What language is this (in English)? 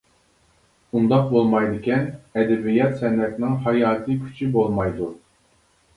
Uyghur